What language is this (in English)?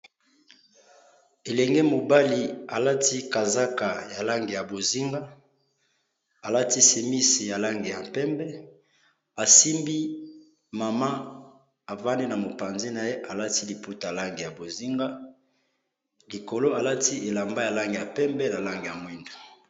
Lingala